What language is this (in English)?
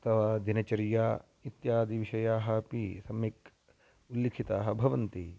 Sanskrit